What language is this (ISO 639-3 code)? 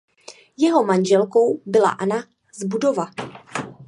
ces